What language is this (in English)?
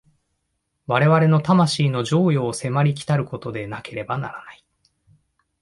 Japanese